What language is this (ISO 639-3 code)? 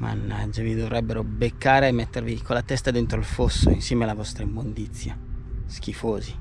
ita